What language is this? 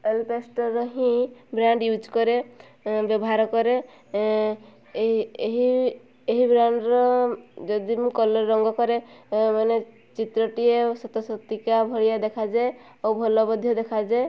Odia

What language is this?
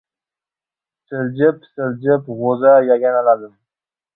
Uzbek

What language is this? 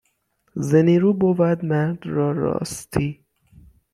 Persian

